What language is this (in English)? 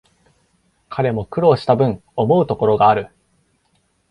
Japanese